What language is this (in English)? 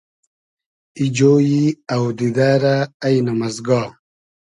Hazaragi